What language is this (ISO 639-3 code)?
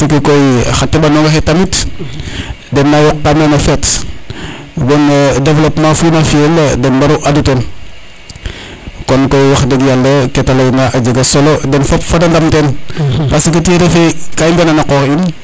srr